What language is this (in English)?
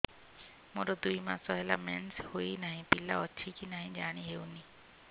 Odia